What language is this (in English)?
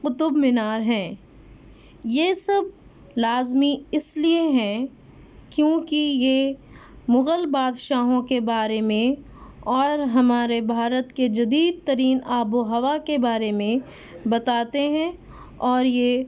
Urdu